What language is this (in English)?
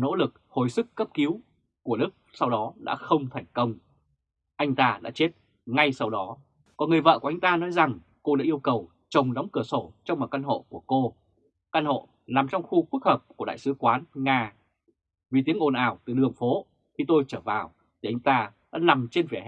Vietnamese